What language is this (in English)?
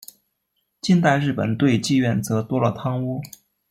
Chinese